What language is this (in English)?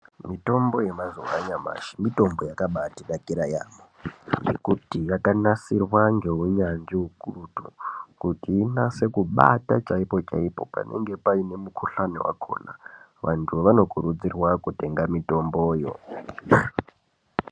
Ndau